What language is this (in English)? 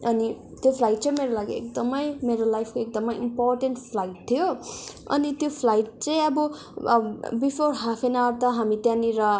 Nepali